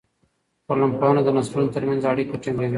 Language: Pashto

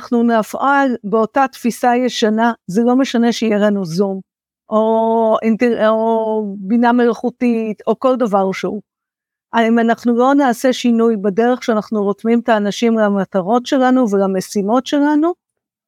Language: Hebrew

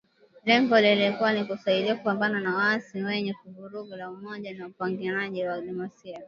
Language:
Swahili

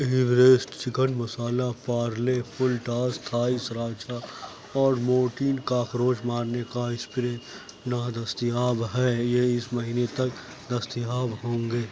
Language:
Urdu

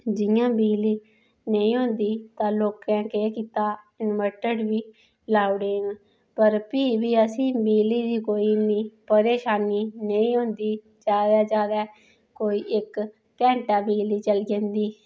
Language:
Dogri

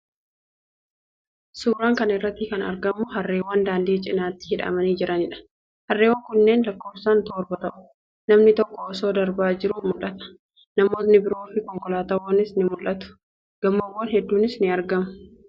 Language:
Oromo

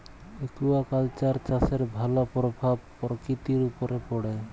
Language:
Bangla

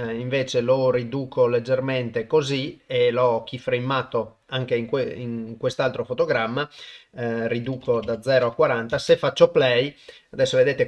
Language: Italian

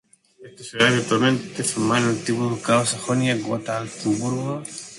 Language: Spanish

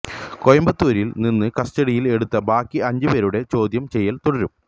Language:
Malayalam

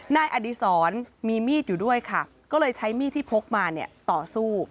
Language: Thai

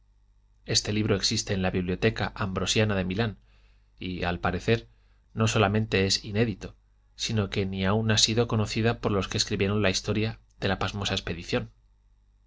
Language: Spanish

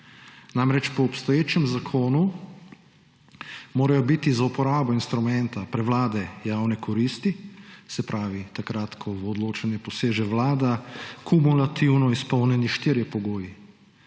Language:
Slovenian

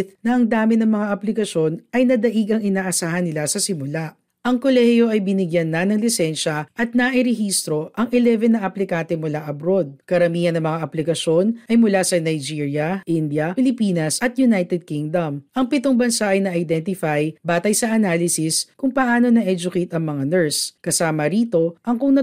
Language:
Filipino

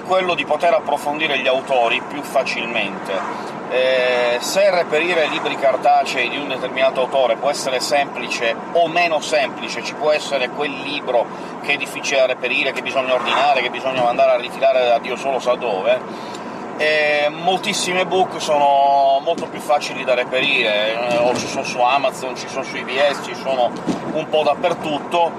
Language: Italian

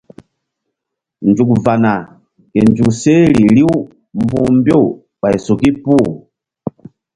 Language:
Mbum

